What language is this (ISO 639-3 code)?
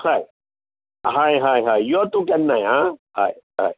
kok